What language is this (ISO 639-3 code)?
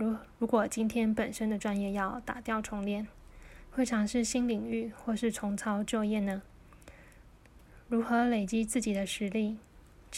zho